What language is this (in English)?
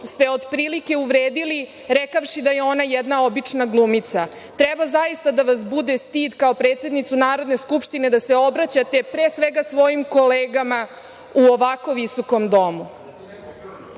Serbian